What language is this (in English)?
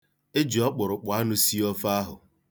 Igbo